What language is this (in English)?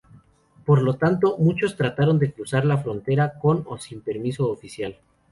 Spanish